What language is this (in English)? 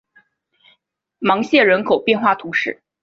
Chinese